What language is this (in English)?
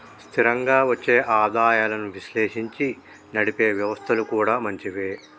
Telugu